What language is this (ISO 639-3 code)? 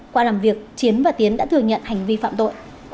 vie